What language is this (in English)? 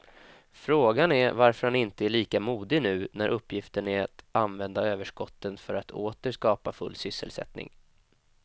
Swedish